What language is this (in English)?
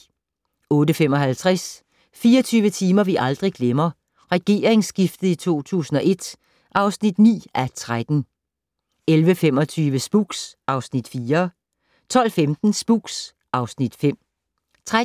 Danish